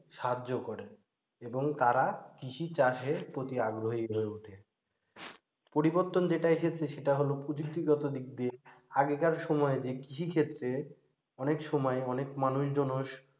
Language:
Bangla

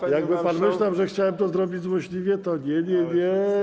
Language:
Polish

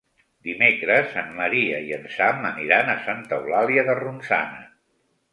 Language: Catalan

